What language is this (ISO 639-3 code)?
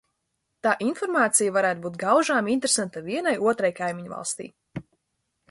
lav